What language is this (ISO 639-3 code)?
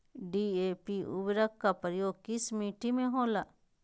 mag